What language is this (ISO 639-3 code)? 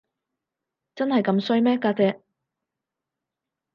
yue